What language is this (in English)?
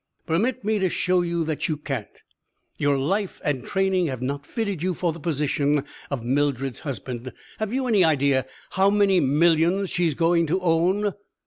English